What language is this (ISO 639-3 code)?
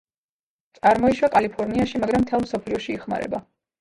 kat